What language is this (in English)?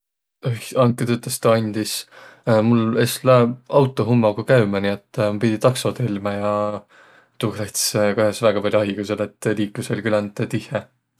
Võro